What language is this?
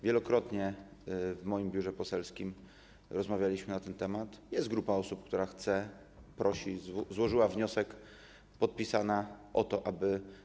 Polish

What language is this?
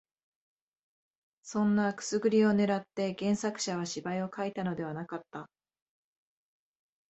Japanese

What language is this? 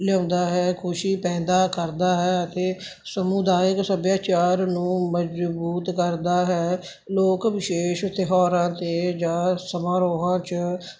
Punjabi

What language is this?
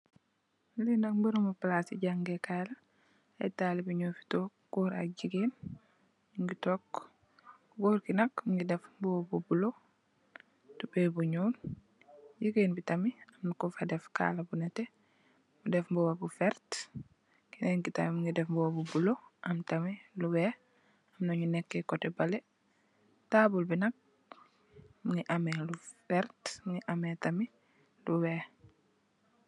Wolof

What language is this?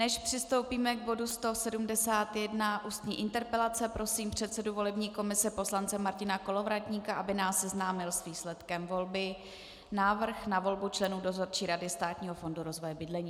Czech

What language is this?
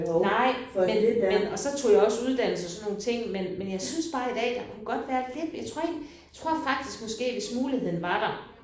Danish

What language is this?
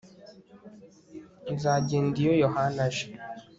Kinyarwanda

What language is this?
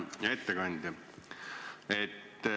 Estonian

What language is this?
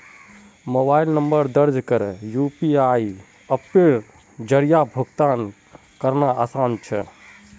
Magahi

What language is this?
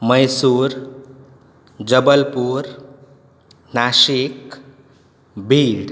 Konkani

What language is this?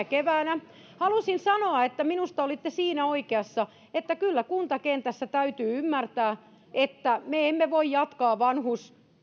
Finnish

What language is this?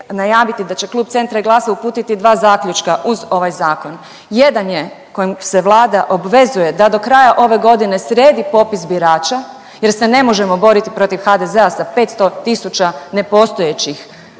Croatian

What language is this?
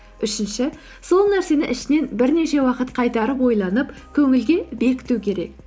Kazakh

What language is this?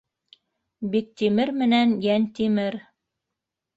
Bashkir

